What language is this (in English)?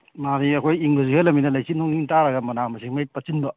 Manipuri